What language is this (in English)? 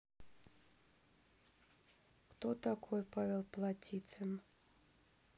Russian